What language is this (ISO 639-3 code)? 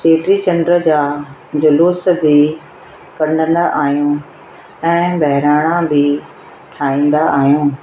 snd